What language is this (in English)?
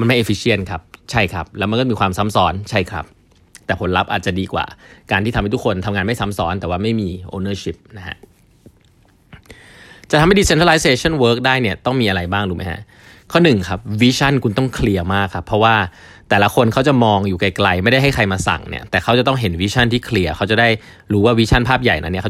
Thai